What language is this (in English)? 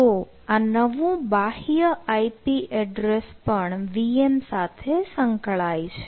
Gujarati